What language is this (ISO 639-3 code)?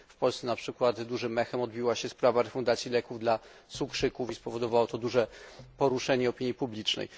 pol